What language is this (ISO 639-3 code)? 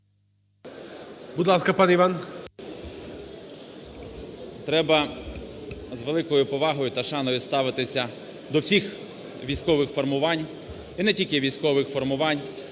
ukr